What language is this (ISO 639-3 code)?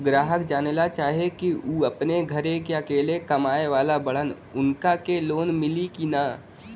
bho